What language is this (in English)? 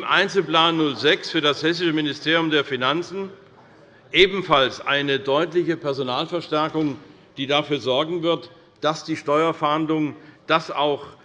German